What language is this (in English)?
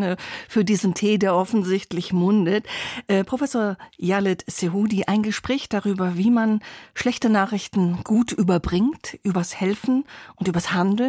German